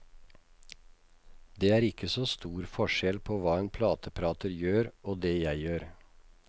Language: Norwegian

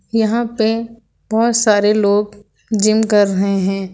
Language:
Hindi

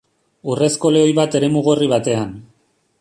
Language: Basque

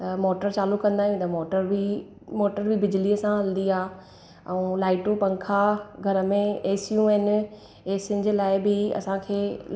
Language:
Sindhi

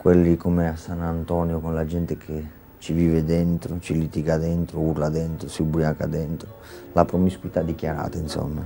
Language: Italian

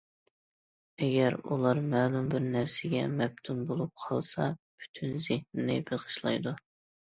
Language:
Uyghur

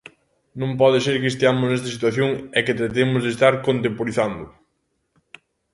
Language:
Galician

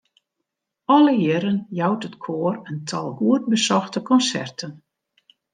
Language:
Western Frisian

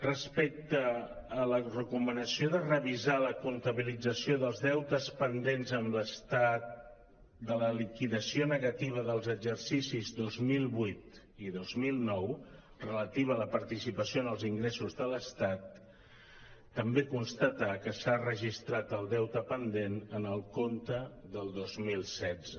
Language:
Catalan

